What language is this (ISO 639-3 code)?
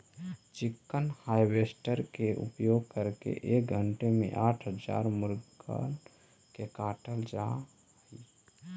mag